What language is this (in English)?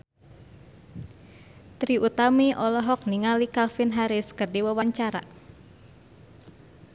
Sundanese